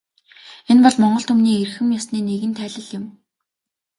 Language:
Mongolian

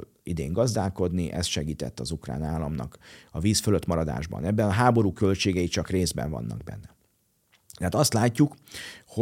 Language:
Hungarian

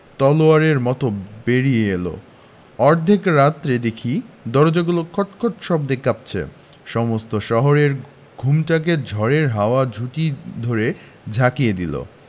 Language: Bangla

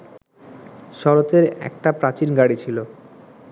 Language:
Bangla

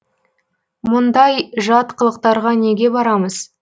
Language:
Kazakh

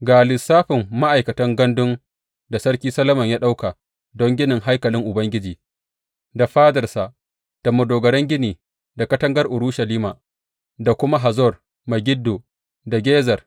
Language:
Hausa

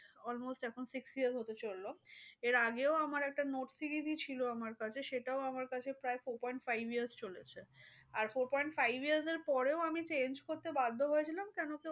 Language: Bangla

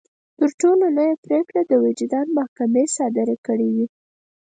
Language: Pashto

